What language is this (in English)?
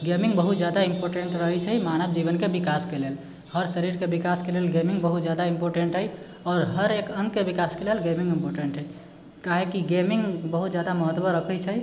Maithili